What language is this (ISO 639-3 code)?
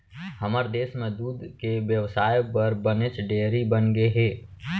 hne